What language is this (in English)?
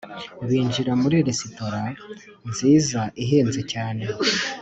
Kinyarwanda